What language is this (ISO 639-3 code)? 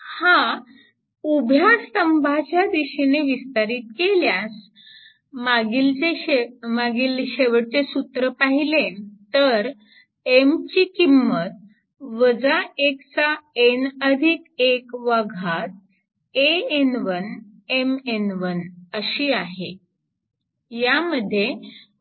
mar